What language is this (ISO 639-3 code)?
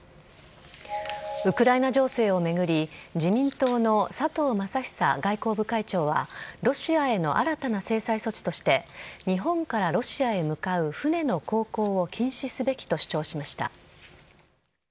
jpn